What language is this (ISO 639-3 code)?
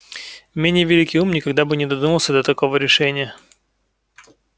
rus